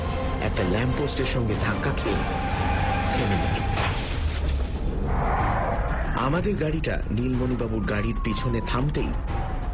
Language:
Bangla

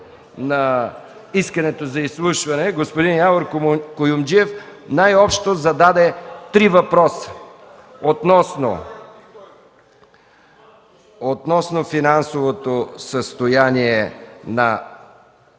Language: Bulgarian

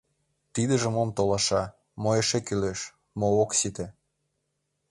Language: Mari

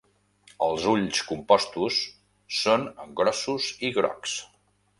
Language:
Catalan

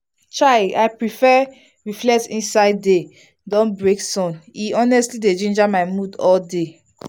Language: Nigerian Pidgin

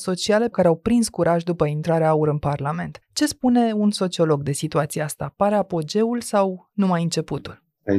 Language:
Romanian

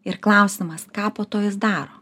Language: Lithuanian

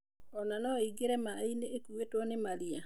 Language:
Kikuyu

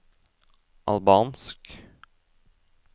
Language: Norwegian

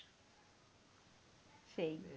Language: Bangla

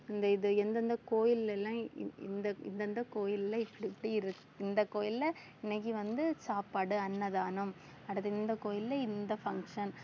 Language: Tamil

